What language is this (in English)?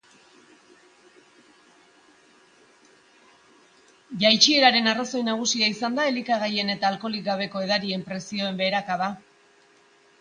Basque